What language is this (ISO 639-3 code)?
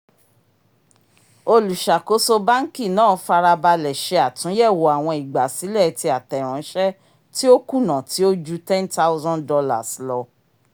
yor